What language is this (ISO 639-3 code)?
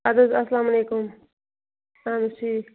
kas